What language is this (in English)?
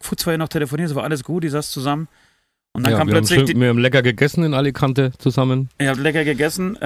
German